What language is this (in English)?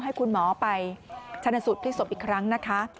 Thai